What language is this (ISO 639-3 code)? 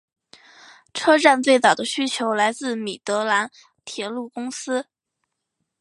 zho